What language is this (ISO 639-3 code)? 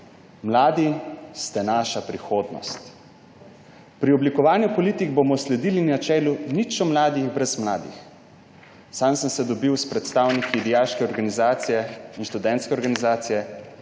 slv